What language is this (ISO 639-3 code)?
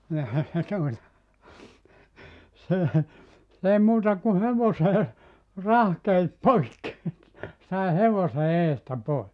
fin